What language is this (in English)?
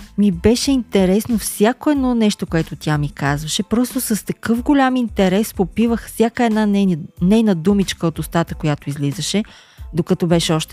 Bulgarian